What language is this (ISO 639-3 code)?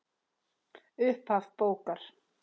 isl